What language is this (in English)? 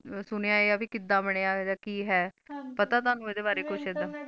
Punjabi